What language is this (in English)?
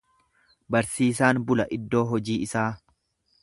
Oromo